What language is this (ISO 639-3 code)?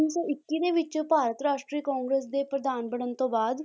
pan